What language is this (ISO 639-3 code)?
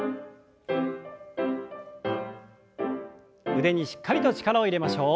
jpn